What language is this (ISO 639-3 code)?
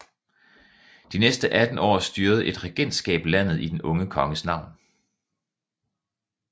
dan